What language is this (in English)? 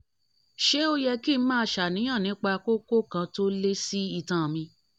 Yoruba